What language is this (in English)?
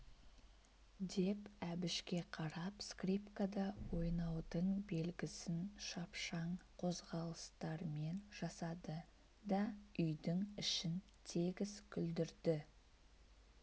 Kazakh